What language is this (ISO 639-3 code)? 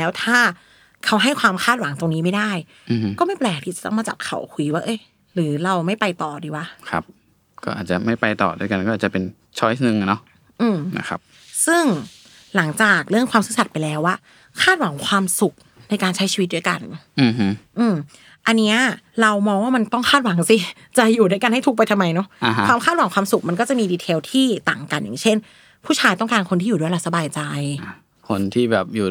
tha